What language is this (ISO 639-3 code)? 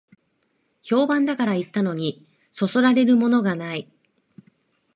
jpn